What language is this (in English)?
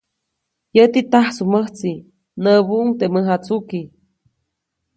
Copainalá Zoque